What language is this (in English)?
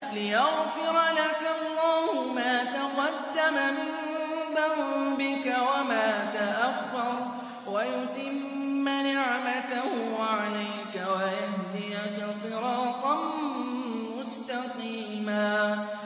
Arabic